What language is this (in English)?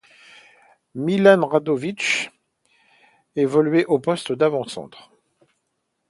French